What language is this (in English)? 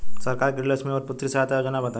Bhojpuri